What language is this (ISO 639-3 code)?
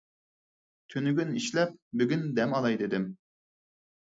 uig